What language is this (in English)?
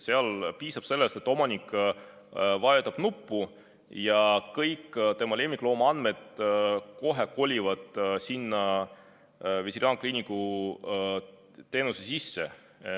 Estonian